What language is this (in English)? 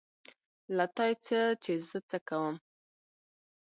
Pashto